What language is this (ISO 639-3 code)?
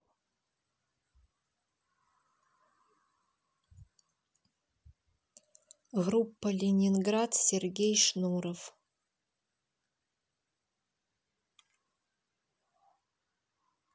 rus